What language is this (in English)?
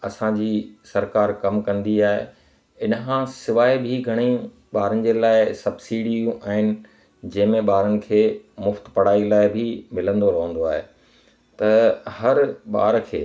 Sindhi